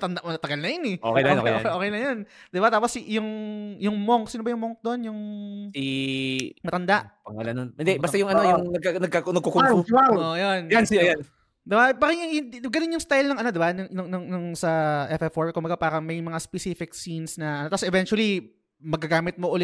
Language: Filipino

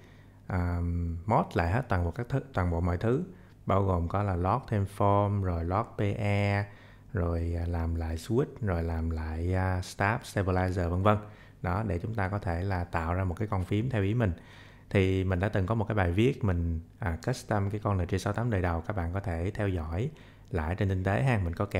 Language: Vietnamese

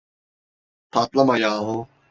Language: Turkish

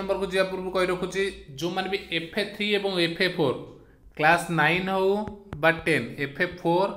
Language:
Hindi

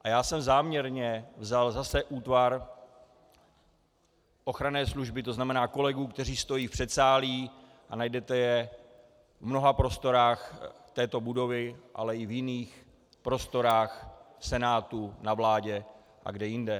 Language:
Czech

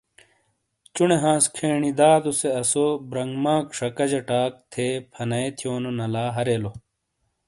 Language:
Shina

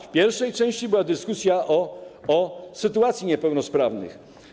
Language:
Polish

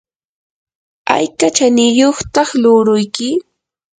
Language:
Yanahuanca Pasco Quechua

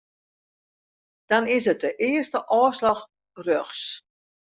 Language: Western Frisian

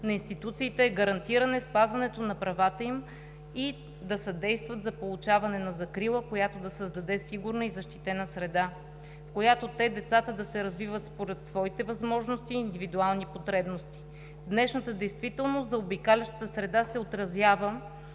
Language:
Bulgarian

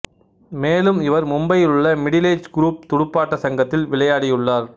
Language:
Tamil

